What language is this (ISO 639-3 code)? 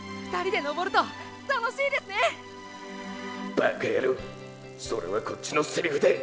jpn